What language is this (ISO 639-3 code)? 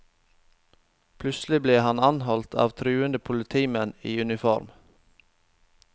nor